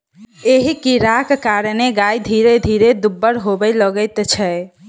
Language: Maithili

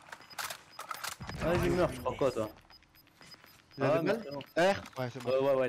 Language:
French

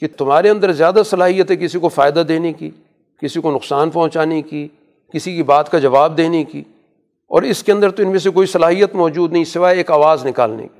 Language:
Urdu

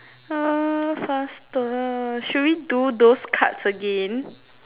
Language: English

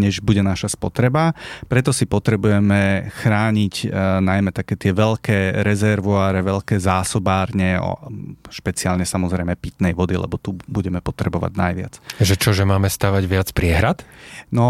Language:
Slovak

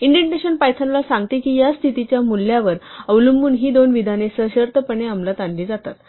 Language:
Marathi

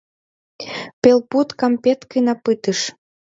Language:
Mari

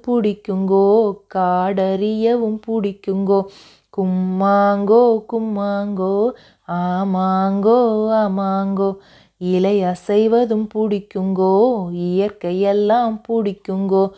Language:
Tamil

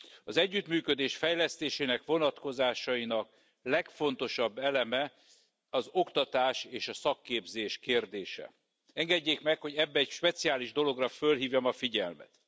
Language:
Hungarian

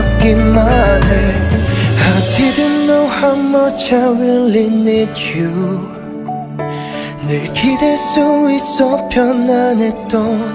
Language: Korean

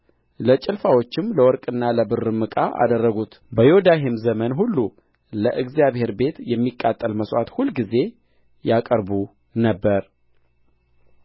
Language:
Amharic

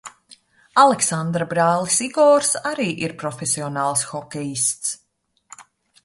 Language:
Latvian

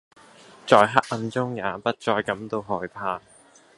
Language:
Cantonese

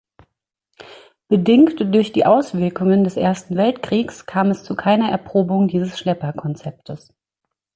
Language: German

